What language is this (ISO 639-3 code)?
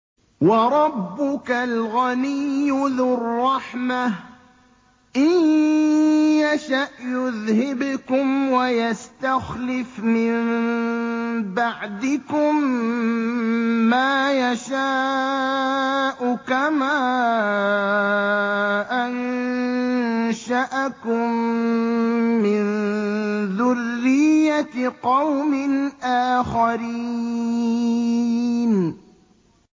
ara